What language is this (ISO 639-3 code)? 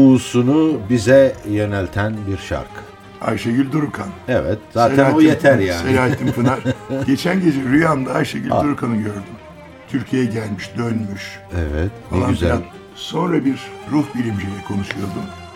tur